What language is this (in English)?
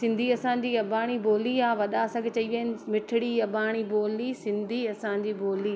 Sindhi